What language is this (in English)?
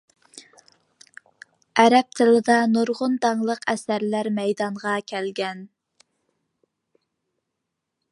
Uyghur